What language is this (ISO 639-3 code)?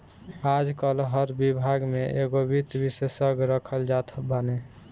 bho